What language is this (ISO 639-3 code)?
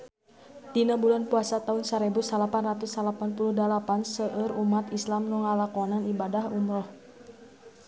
sun